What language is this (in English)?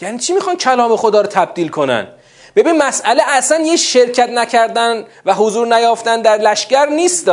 Persian